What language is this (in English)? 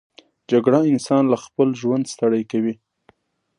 Pashto